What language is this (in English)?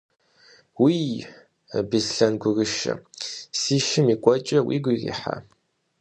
Kabardian